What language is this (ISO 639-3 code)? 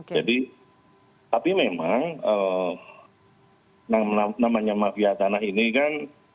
ind